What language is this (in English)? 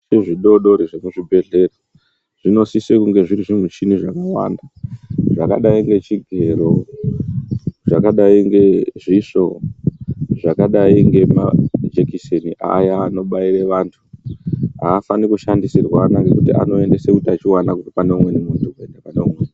Ndau